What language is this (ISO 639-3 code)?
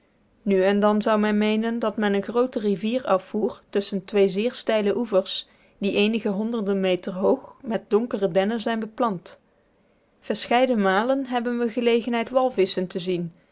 nld